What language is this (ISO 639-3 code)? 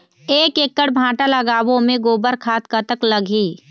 hne